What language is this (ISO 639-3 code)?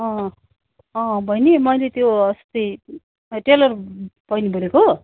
nep